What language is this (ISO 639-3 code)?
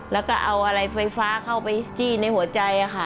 tha